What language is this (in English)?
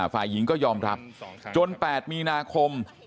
Thai